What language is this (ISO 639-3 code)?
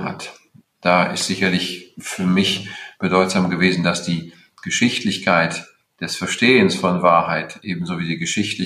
deu